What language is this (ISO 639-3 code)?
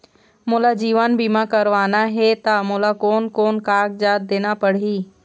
hne